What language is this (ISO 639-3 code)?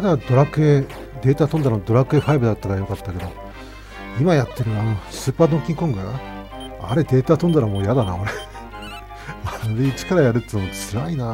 jpn